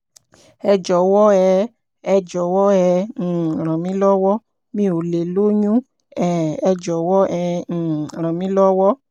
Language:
Yoruba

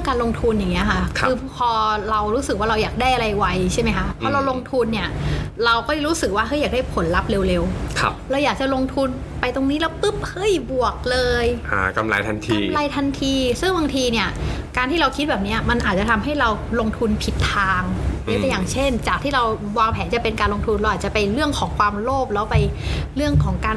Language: Thai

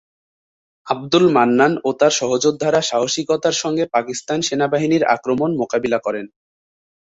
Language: Bangla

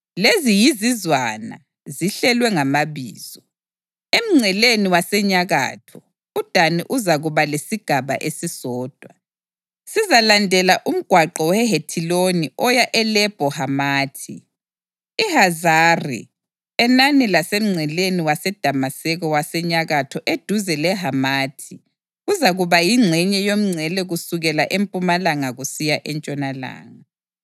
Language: North Ndebele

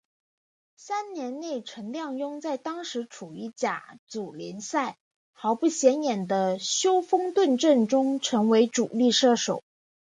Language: Chinese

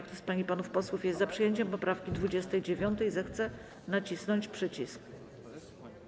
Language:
Polish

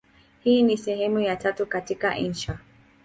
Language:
Swahili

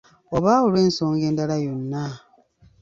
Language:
Ganda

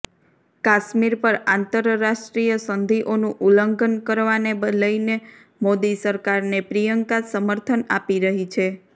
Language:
Gujarati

